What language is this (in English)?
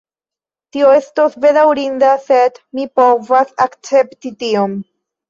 Esperanto